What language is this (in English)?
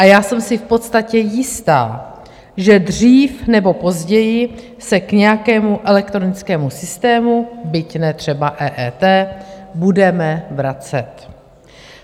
Czech